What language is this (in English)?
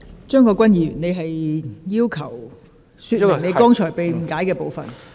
Cantonese